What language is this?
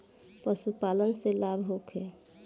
Bhojpuri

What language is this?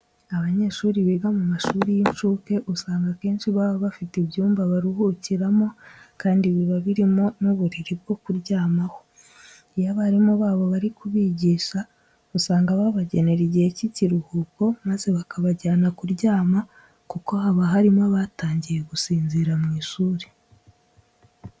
Kinyarwanda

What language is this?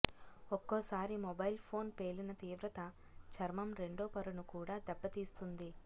Telugu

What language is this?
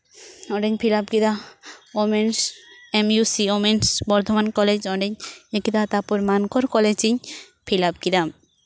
Santali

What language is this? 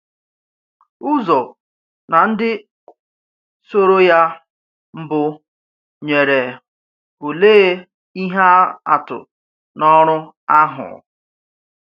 Igbo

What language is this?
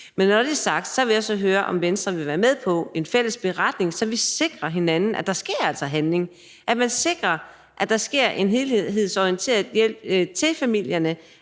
Danish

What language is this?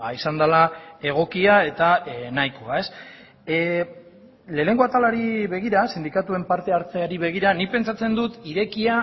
Basque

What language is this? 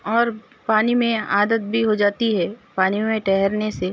Urdu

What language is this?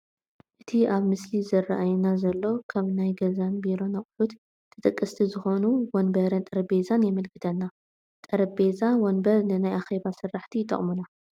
Tigrinya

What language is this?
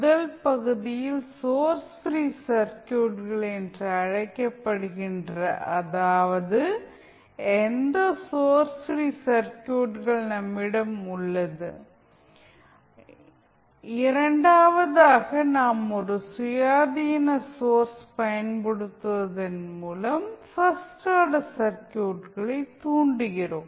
Tamil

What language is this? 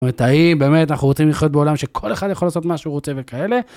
Hebrew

